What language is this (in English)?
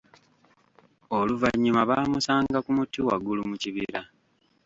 Ganda